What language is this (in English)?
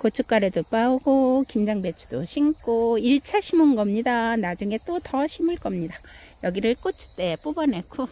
Korean